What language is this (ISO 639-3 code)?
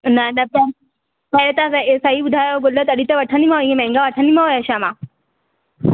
snd